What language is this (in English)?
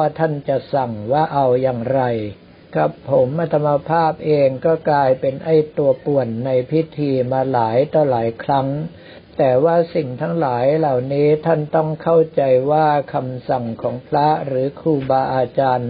Thai